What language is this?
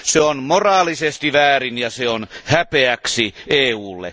Finnish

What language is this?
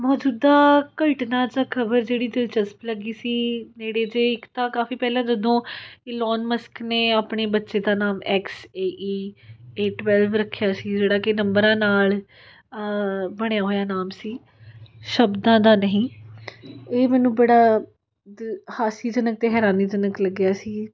Punjabi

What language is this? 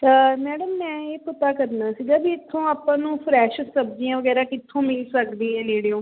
Punjabi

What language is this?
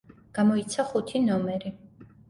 Georgian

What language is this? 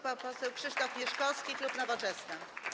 Polish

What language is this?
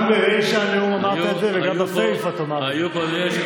Hebrew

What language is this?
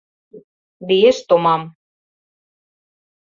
Mari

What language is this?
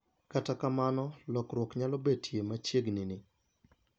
Luo (Kenya and Tanzania)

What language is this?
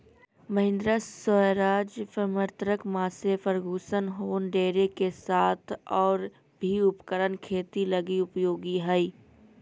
Magahi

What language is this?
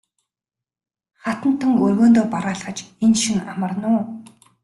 Mongolian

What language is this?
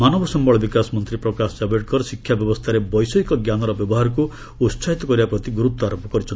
Odia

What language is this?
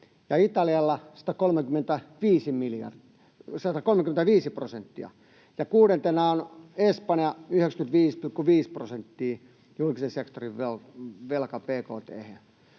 Finnish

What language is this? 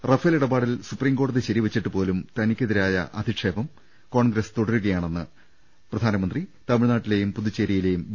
Malayalam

